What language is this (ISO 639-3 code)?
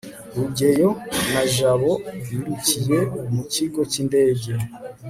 kin